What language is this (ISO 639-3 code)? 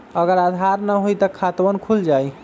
mag